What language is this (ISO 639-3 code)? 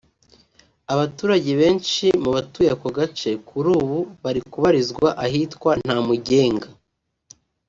kin